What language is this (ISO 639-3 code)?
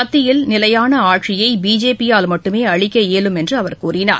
tam